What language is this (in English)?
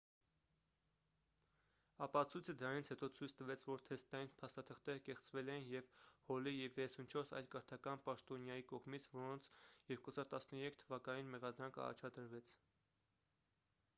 Armenian